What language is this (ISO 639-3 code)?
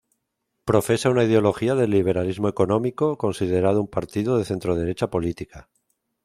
spa